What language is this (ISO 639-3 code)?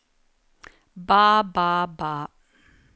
nor